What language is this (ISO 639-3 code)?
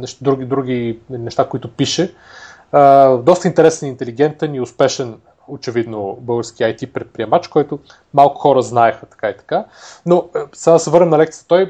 bul